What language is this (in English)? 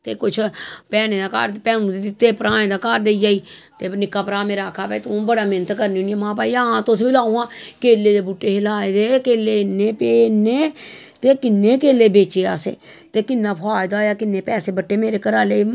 Dogri